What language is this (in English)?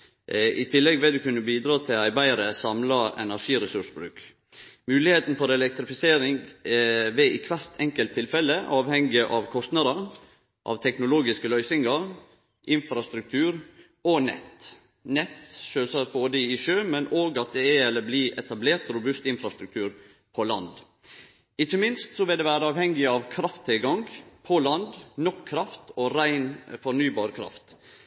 Norwegian Nynorsk